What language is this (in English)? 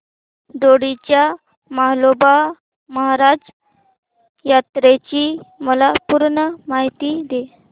Marathi